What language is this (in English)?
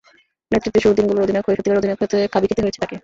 Bangla